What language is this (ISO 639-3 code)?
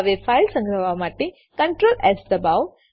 guj